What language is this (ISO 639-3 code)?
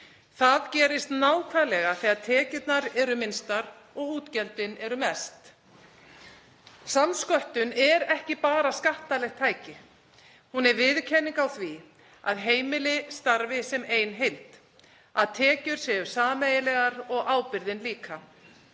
isl